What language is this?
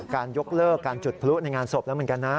Thai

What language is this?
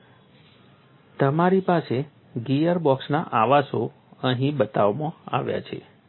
Gujarati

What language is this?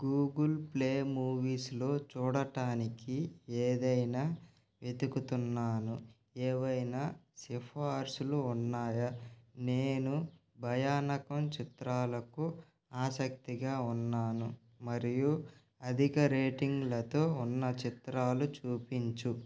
Telugu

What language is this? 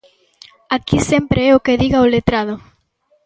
Galician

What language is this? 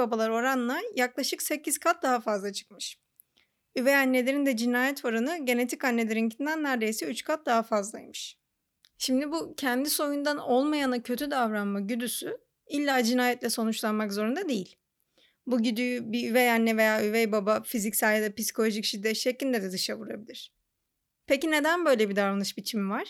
Turkish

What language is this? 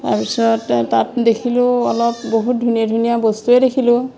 Assamese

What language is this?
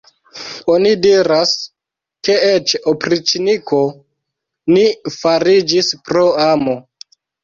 Esperanto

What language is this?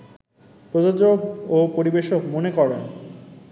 Bangla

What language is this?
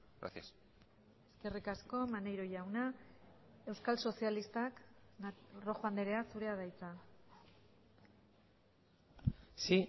Basque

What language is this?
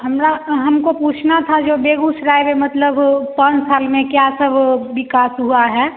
Hindi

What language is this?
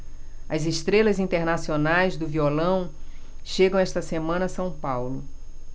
Portuguese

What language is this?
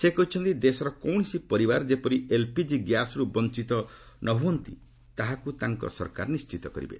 Odia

